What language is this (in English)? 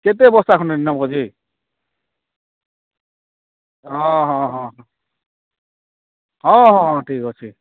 Odia